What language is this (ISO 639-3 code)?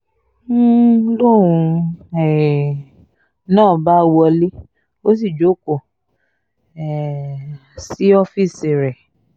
yor